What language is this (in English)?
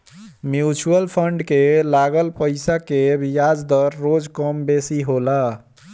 Bhojpuri